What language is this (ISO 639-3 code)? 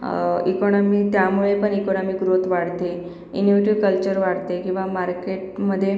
mar